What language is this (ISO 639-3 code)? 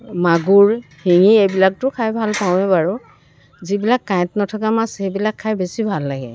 asm